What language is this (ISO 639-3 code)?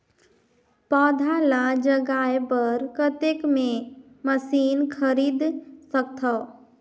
hne